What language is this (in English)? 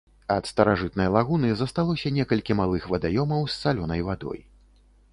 Belarusian